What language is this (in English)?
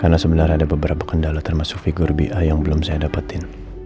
Indonesian